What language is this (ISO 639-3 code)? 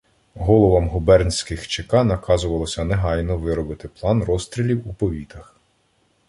ukr